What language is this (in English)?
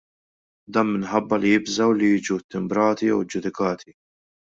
Maltese